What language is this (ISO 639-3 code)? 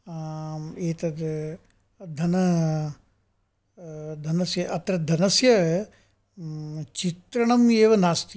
san